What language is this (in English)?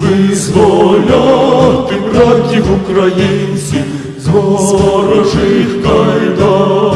Ukrainian